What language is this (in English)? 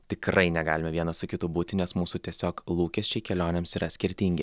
Lithuanian